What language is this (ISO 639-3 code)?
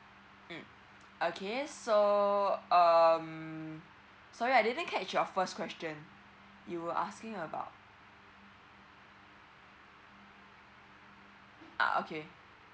eng